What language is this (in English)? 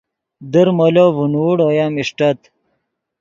Yidgha